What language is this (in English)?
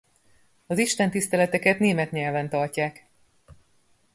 Hungarian